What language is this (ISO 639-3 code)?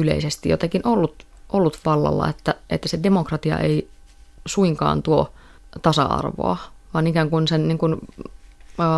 fin